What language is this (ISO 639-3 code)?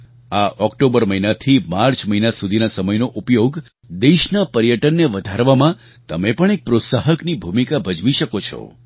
guj